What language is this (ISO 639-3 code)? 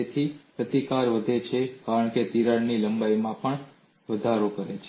guj